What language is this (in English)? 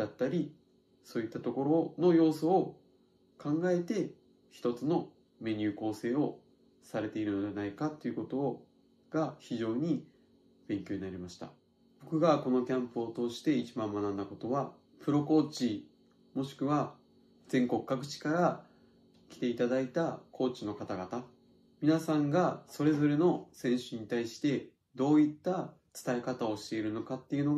Japanese